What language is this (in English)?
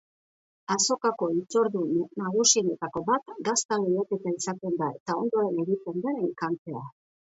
Basque